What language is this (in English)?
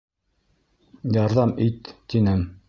Bashkir